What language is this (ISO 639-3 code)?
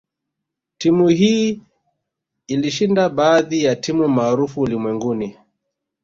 swa